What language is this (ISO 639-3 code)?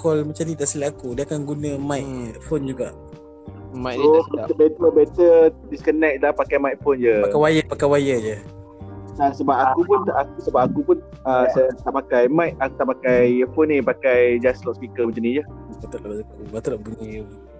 msa